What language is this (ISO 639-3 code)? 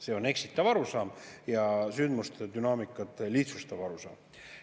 est